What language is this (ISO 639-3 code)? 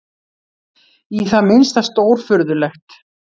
isl